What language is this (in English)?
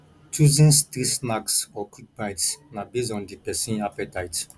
Nigerian Pidgin